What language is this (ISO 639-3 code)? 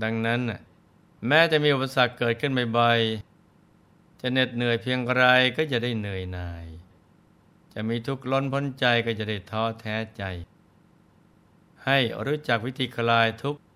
tha